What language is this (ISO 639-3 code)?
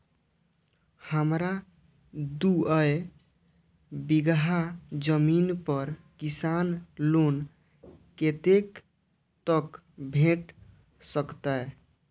mai